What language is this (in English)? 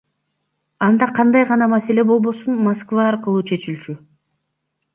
Kyrgyz